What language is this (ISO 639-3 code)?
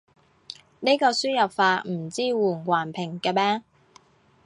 yue